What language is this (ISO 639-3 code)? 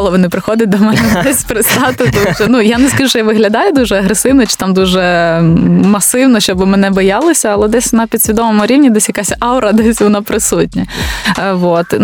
ukr